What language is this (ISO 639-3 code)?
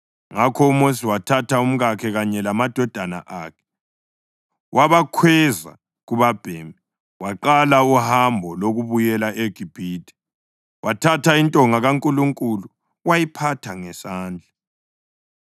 nde